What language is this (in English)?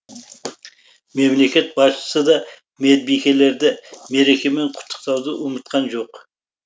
Kazakh